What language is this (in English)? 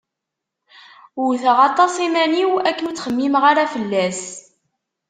Kabyle